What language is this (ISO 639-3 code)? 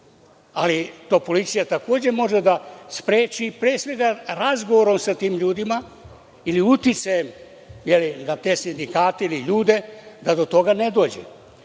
srp